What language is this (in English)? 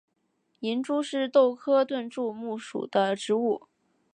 Chinese